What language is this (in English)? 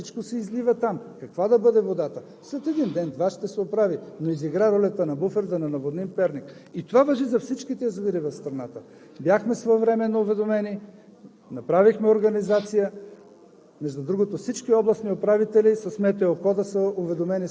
Bulgarian